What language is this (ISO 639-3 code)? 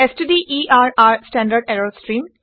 asm